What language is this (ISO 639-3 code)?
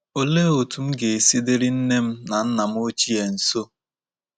ibo